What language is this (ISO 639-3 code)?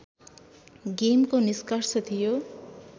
nep